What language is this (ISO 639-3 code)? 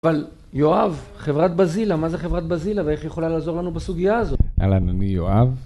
heb